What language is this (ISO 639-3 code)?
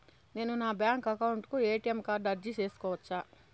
tel